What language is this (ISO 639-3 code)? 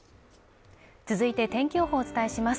jpn